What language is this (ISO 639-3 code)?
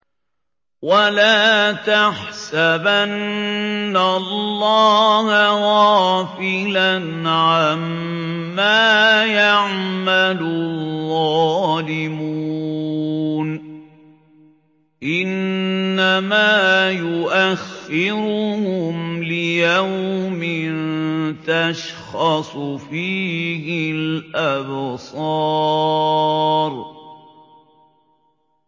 ara